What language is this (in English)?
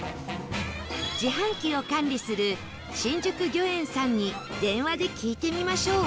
Japanese